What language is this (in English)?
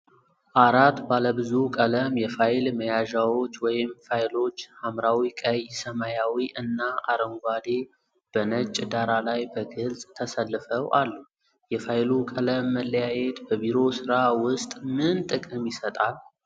Amharic